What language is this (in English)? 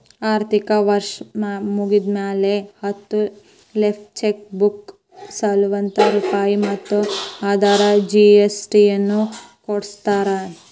Kannada